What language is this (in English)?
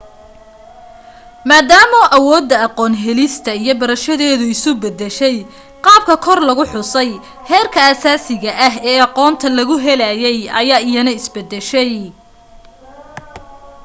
Somali